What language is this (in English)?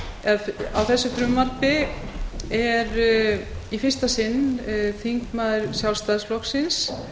Icelandic